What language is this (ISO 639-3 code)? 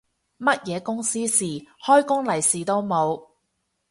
yue